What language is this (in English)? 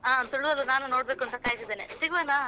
Kannada